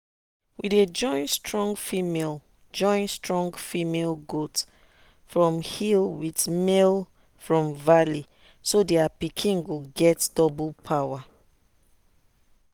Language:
Nigerian Pidgin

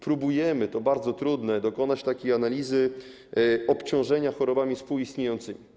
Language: Polish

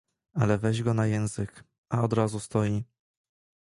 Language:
Polish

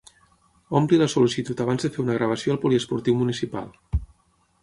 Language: Catalan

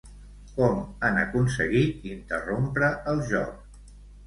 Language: Catalan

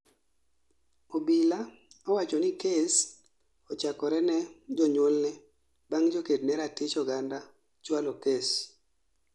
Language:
Luo (Kenya and Tanzania)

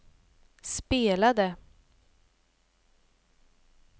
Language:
Swedish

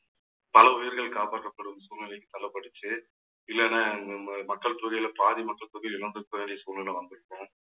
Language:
Tamil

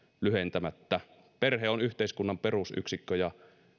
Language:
Finnish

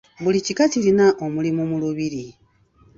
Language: Ganda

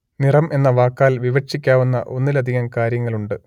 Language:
Malayalam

